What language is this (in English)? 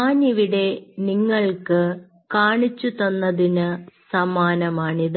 Malayalam